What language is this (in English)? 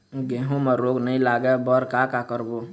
Chhattisgarhi